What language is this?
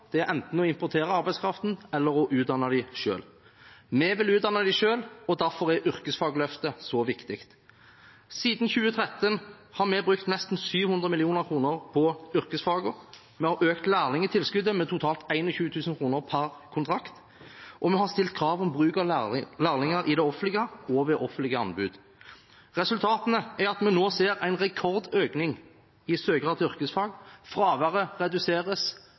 Norwegian Bokmål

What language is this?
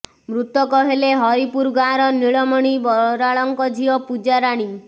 Odia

